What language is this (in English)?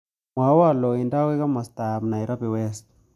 Kalenjin